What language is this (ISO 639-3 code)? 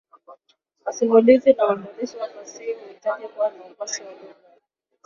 swa